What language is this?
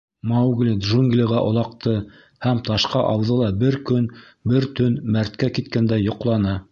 Bashkir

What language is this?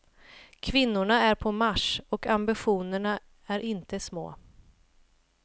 Swedish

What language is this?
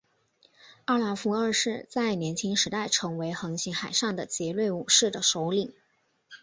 Chinese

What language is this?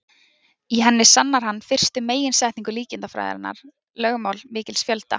Icelandic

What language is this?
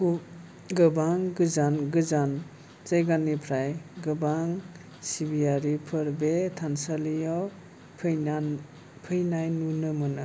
Bodo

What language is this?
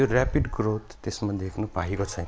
Nepali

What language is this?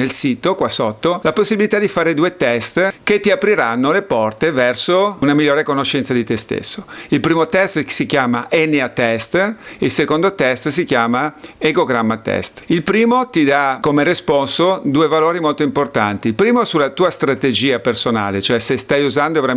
Italian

